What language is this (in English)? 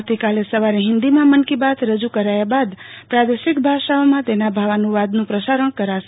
Gujarati